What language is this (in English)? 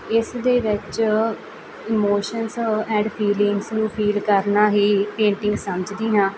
Punjabi